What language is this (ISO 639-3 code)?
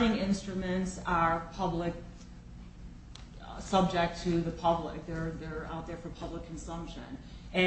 eng